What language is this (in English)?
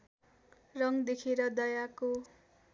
Nepali